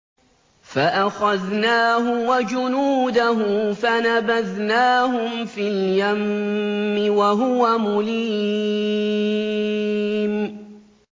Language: Arabic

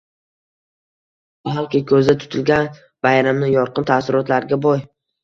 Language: Uzbek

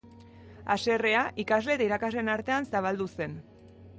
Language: Basque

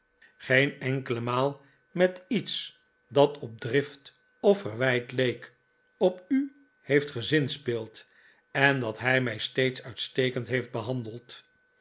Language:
Dutch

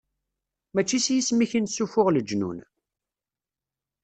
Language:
Kabyle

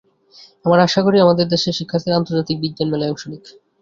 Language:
Bangla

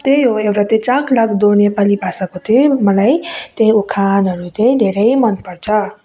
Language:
Nepali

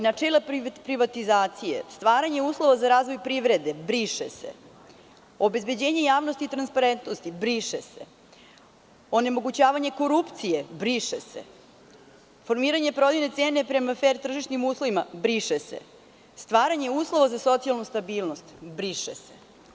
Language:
Serbian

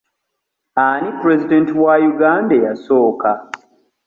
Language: Ganda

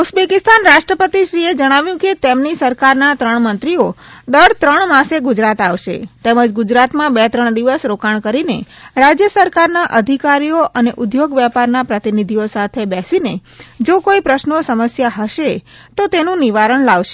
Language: Gujarati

